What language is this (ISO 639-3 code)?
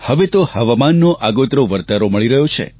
guj